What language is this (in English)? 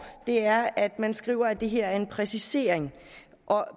Danish